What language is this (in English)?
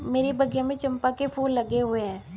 Hindi